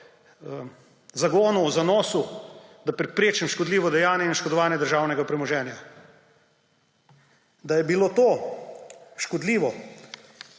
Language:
Slovenian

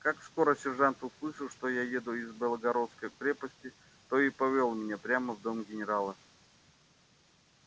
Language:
Russian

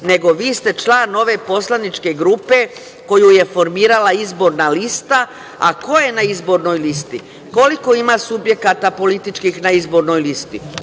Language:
Serbian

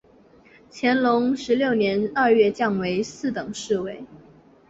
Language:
Chinese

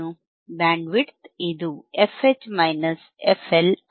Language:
Kannada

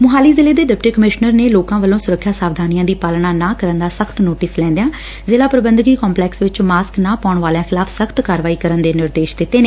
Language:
Punjabi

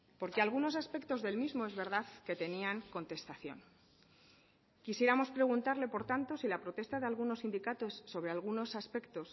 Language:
Spanish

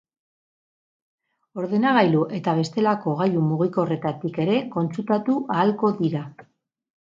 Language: Basque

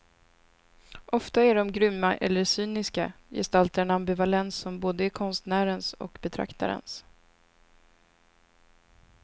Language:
Swedish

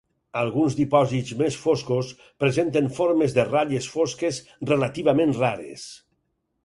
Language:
Catalan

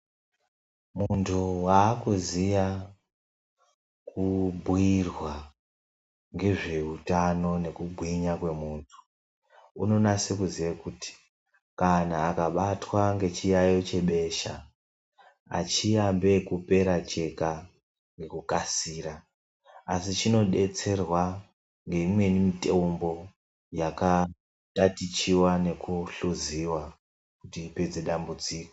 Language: Ndau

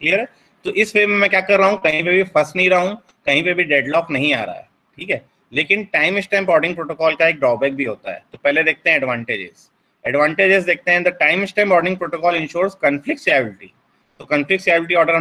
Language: Hindi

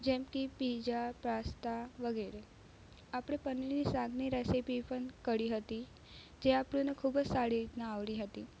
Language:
Gujarati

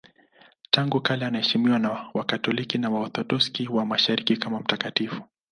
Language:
Swahili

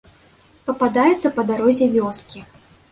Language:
Belarusian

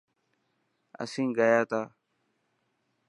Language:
Dhatki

